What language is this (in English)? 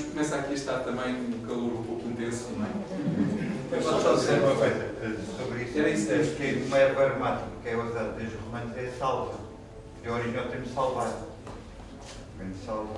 Portuguese